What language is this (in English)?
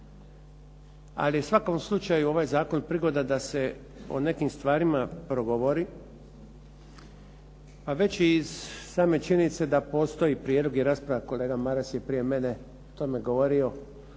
Croatian